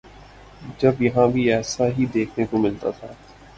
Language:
Urdu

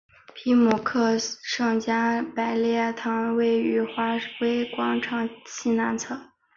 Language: Chinese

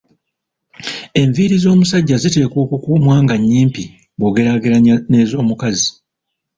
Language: Ganda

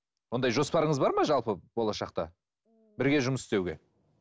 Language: Kazakh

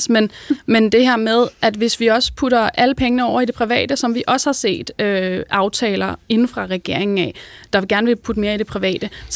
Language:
Danish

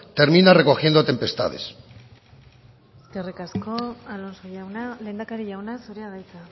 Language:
Basque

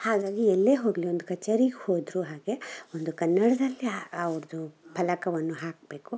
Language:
Kannada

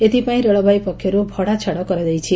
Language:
Odia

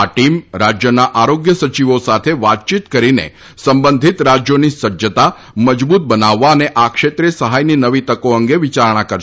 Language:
Gujarati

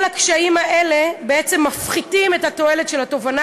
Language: Hebrew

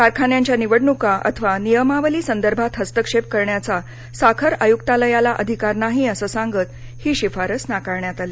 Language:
Marathi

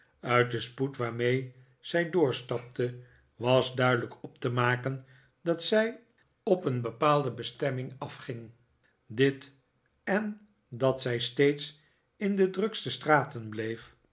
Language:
Dutch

